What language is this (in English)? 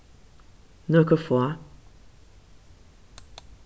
Faroese